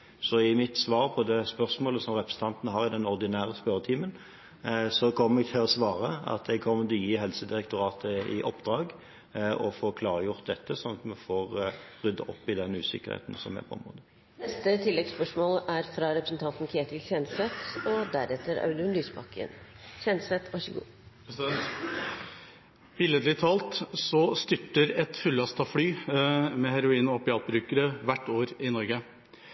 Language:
Norwegian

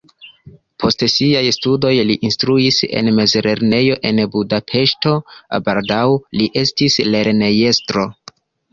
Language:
Esperanto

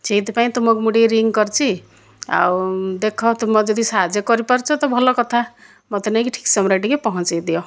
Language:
Odia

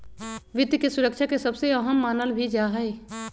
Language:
Magahi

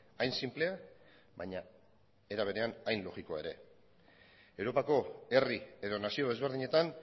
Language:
Basque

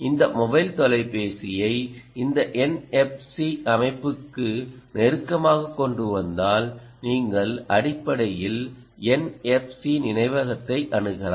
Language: Tamil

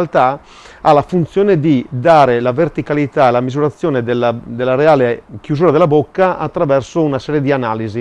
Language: Italian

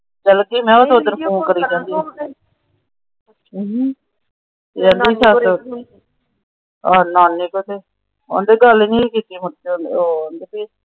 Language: Punjabi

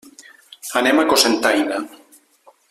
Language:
Catalan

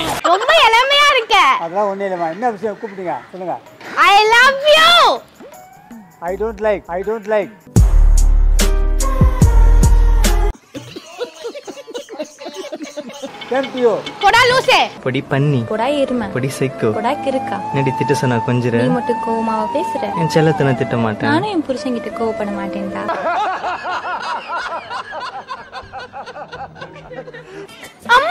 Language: Tamil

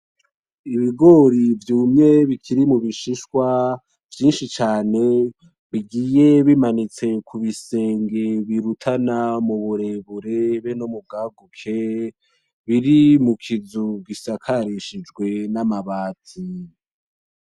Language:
Rundi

